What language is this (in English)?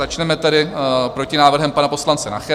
Czech